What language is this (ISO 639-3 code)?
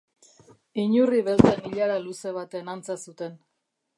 eus